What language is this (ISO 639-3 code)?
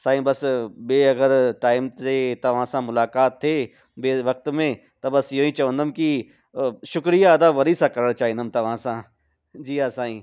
snd